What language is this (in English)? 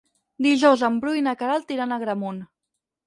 Catalan